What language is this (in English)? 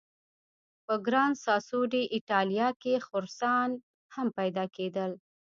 Pashto